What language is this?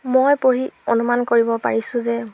Assamese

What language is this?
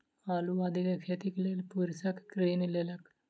Maithili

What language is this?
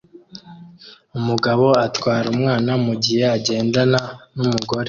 Kinyarwanda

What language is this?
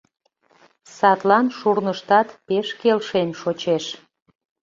Mari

